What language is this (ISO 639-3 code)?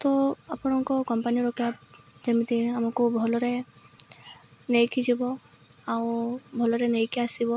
ori